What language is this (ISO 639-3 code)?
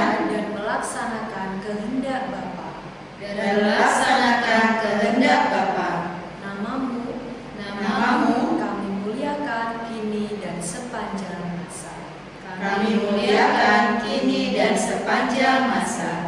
ind